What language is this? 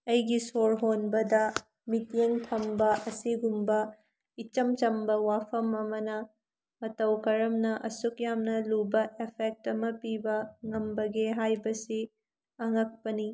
Manipuri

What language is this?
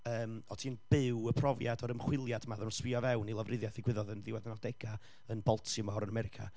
Welsh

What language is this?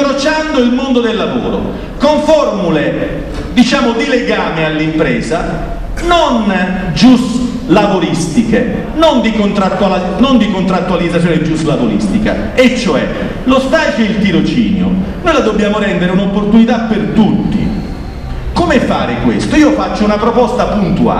Italian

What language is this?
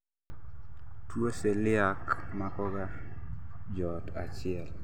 Luo (Kenya and Tanzania)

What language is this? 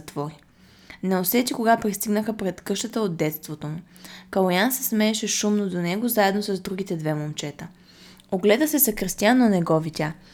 Bulgarian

